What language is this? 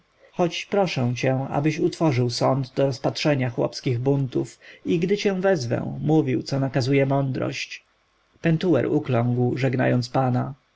Polish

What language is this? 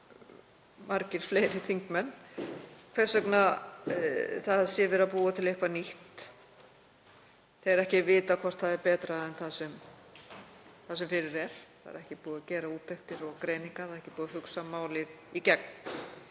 Icelandic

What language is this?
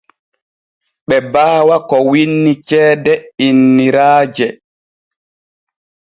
Borgu Fulfulde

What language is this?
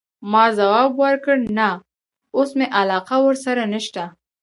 Pashto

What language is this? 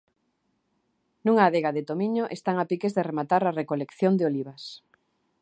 Galician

